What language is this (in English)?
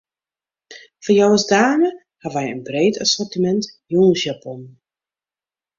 Western Frisian